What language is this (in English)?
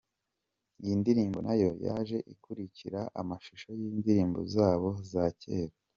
Kinyarwanda